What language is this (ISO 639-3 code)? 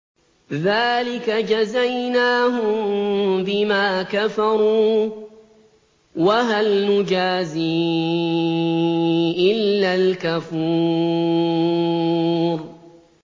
ara